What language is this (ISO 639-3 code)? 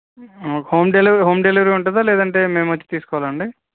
tel